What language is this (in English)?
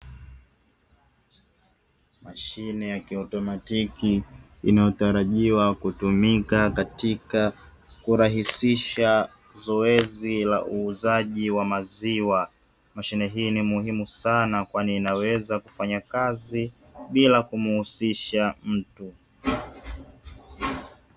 Swahili